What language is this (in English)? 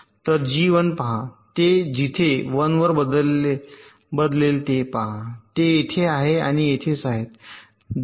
Marathi